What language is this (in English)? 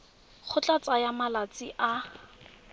Tswana